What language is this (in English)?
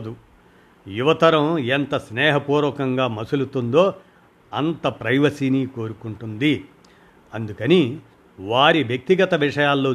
Telugu